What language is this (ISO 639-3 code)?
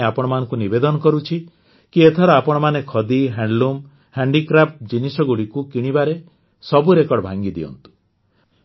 ori